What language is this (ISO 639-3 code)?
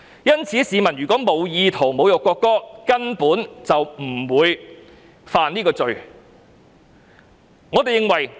yue